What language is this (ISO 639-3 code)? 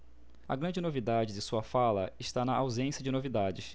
por